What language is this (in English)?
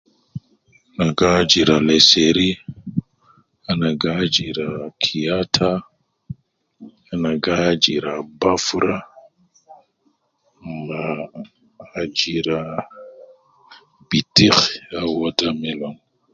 Nubi